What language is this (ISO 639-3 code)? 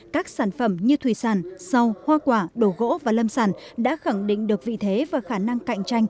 vie